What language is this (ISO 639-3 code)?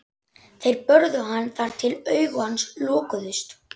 isl